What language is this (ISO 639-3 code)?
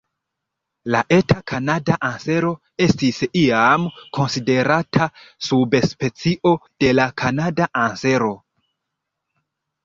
epo